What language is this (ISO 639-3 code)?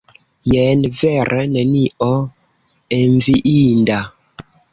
epo